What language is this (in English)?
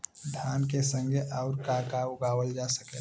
Bhojpuri